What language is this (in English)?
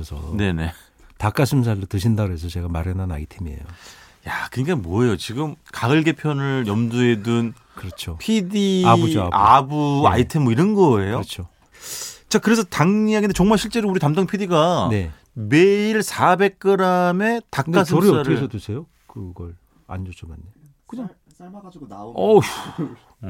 Korean